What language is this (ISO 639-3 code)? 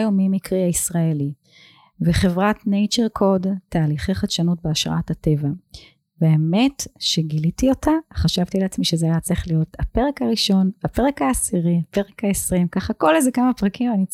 heb